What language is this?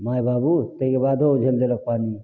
Maithili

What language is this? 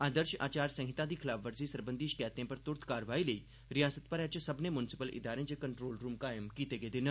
Dogri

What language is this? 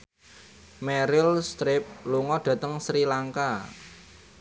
Javanese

